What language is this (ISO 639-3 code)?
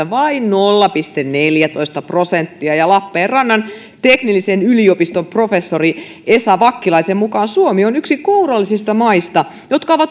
fin